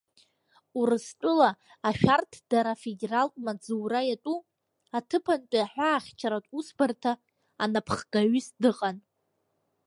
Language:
Abkhazian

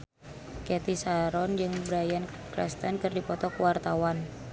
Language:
Sundanese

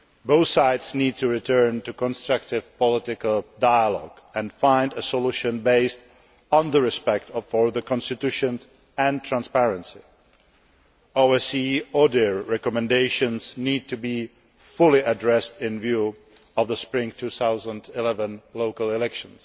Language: English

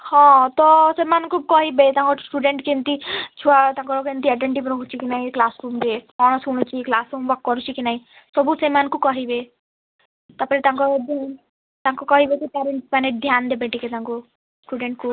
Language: Odia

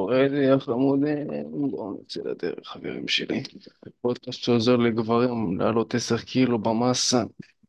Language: Hebrew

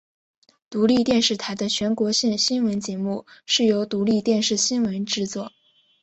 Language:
Chinese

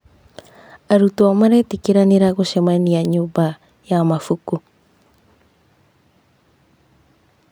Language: Kikuyu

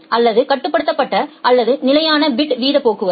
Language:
Tamil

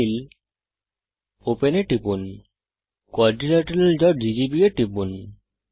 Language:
Bangla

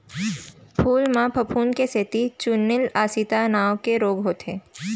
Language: Chhattisgarhi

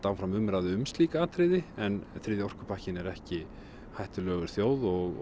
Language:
Icelandic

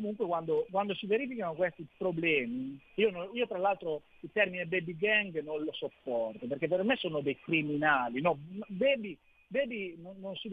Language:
Italian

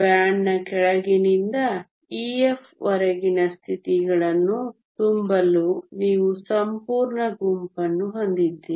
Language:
Kannada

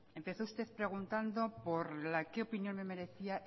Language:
Spanish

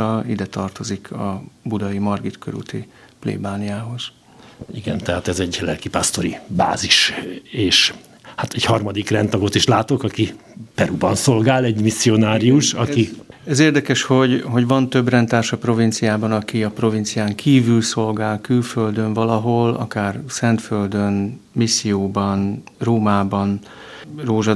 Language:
Hungarian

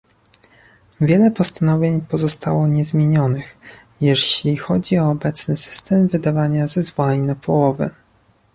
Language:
Polish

